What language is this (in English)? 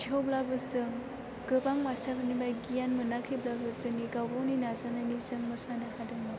Bodo